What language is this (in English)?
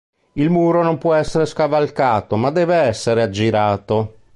Italian